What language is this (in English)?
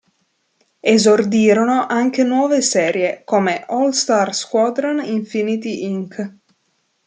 Italian